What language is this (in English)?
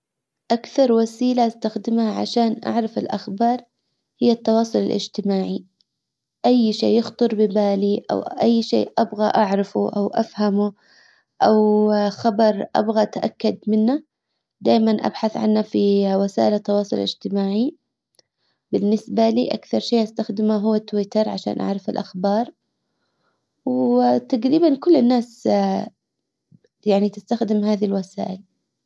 Hijazi Arabic